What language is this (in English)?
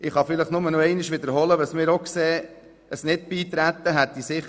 Swiss German